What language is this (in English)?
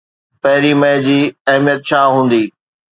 Sindhi